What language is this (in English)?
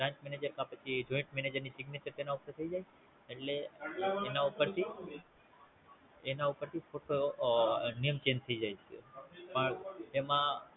Gujarati